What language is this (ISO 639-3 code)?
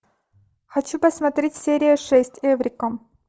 rus